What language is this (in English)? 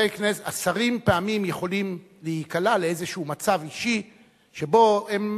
Hebrew